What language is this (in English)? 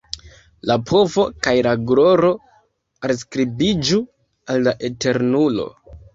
Esperanto